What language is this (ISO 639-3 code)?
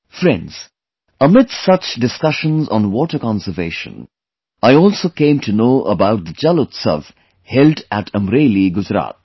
eng